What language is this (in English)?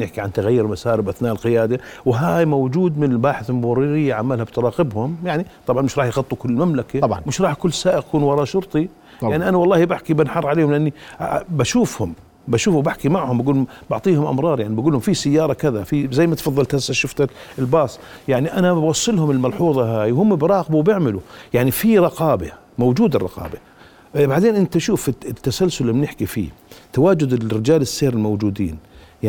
Arabic